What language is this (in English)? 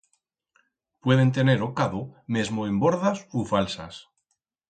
Aragonese